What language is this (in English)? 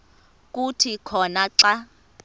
Xhosa